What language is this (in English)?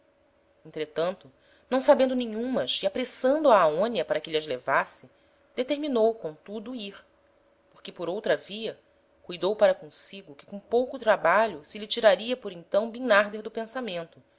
Portuguese